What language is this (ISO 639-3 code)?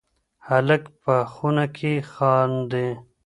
pus